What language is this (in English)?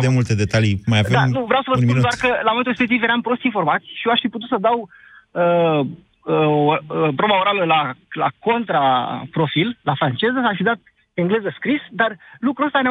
Romanian